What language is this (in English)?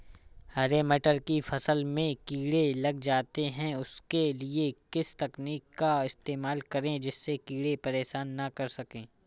Hindi